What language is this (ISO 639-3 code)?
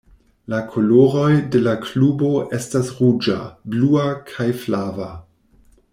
epo